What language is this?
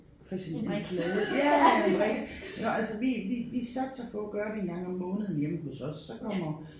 Danish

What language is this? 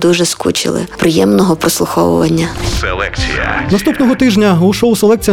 Ukrainian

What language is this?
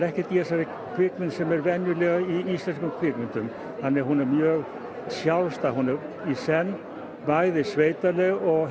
Icelandic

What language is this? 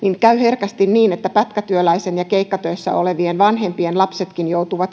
Finnish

